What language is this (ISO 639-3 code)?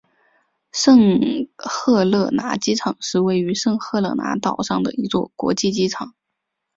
zho